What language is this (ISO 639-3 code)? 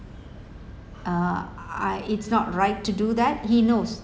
eng